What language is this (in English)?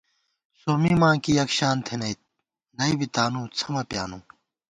Gawar-Bati